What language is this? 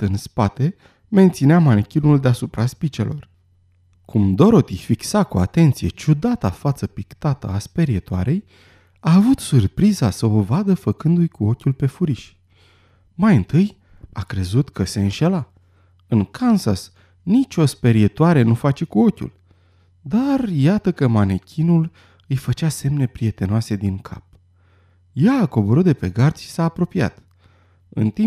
Romanian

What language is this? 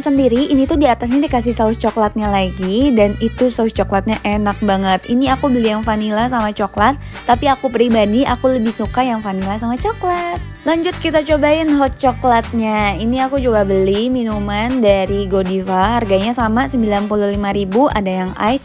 Indonesian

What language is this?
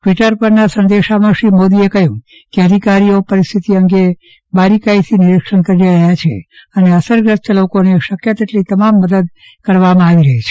Gujarati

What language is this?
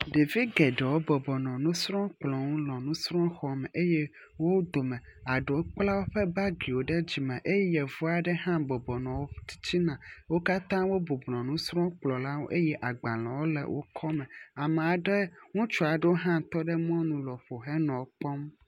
Ewe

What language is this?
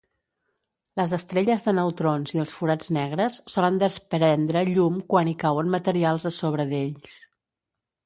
Catalan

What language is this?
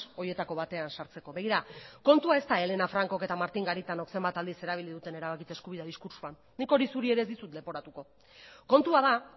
Basque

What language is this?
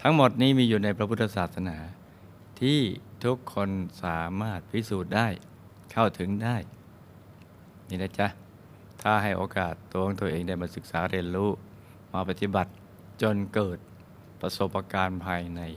Thai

